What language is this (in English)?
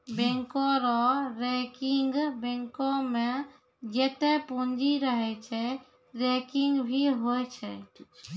Maithili